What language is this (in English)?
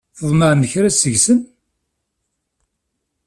Kabyle